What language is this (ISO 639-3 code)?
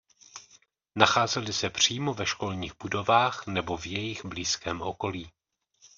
ces